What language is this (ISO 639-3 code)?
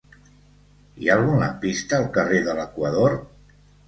cat